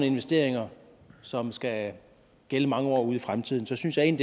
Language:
Danish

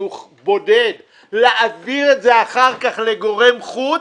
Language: Hebrew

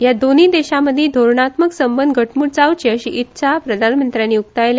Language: Konkani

